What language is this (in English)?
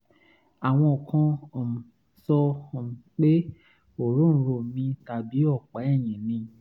Yoruba